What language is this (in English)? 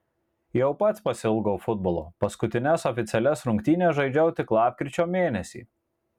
Lithuanian